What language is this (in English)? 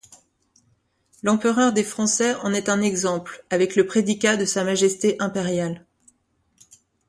French